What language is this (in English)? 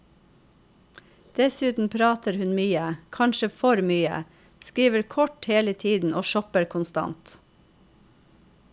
Norwegian